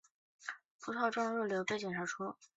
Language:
Chinese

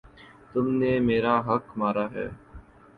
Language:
Urdu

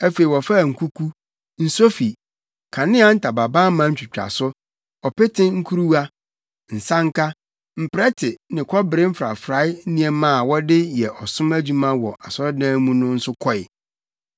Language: Akan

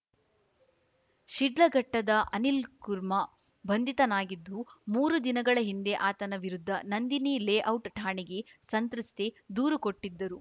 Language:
Kannada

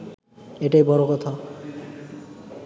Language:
Bangla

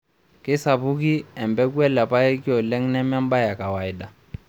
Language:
Masai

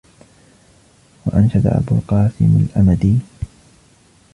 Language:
Arabic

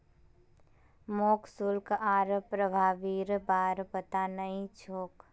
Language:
Magahi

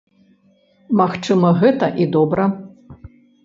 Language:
Belarusian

